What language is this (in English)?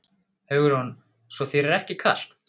Icelandic